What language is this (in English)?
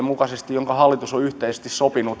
Finnish